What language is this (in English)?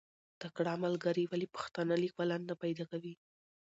Pashto